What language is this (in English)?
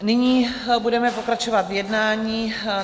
Czech